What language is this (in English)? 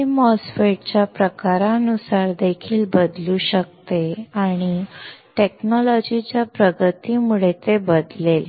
Marathi